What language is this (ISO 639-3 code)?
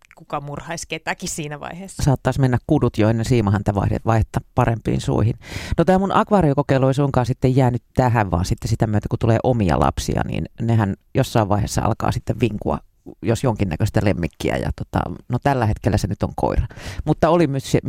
fin